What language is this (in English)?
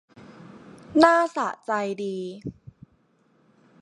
Thai